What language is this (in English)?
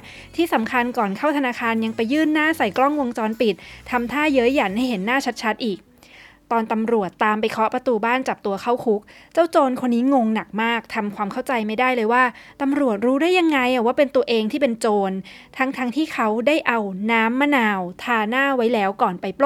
Thai